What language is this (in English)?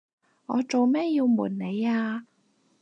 Cantonese